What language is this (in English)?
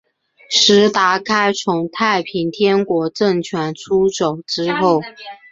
Chinese